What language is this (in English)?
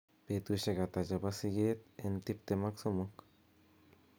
Kalenjin